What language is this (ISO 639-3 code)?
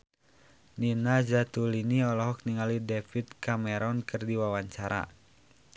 sun